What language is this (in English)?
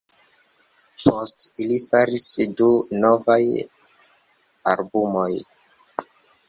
Esperanto